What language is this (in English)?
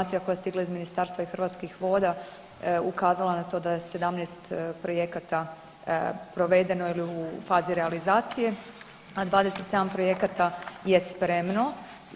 Croatian